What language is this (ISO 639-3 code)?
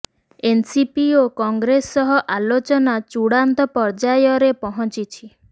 ori